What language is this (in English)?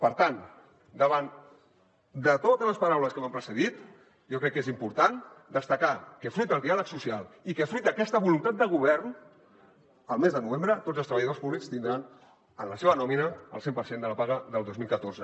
Catalan